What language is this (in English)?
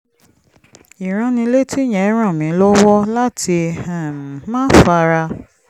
Yoruba